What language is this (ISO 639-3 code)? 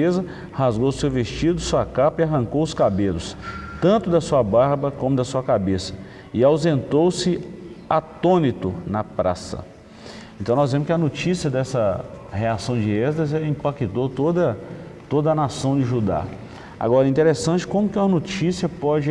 por